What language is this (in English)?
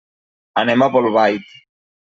Catalan